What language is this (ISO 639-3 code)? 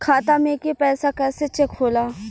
bho